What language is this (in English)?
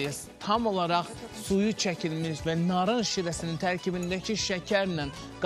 Turkish